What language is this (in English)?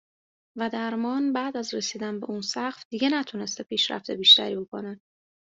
Persian